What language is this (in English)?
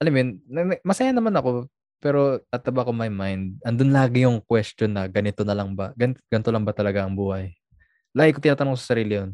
Filipino